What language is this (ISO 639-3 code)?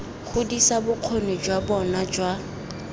tsn